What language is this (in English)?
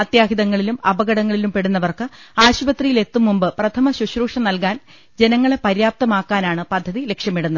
Malayalam